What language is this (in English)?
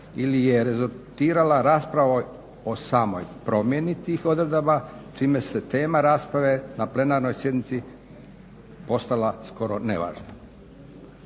Croatian